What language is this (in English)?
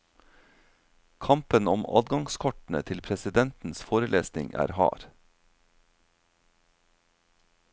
Norwegian